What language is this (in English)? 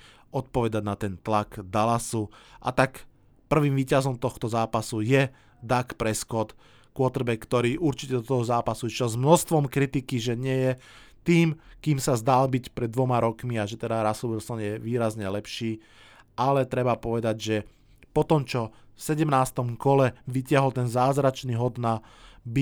Slovak